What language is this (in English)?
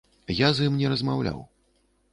Belarusian